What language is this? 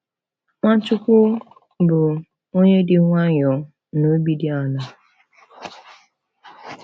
Igbo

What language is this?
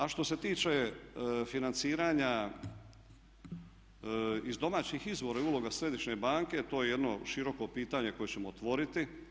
Croatian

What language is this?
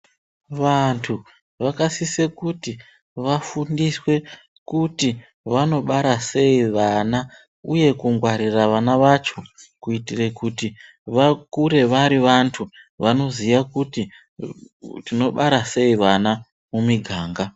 Ndau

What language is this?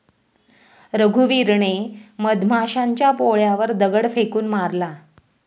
Marathi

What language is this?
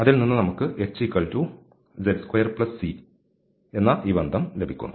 Malayalam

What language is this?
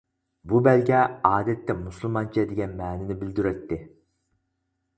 Uyghur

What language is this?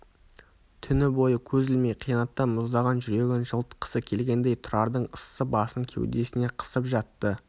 Kazakh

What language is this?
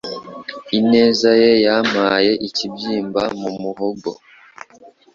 Kinyarwanda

